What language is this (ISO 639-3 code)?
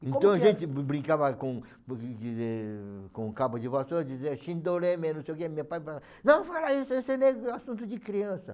por